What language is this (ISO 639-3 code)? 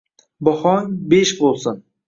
uzb